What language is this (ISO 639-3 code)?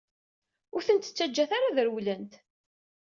kab